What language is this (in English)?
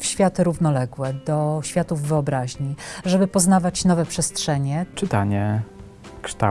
Polish